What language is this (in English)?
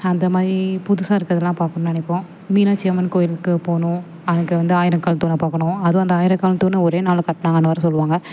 Tamil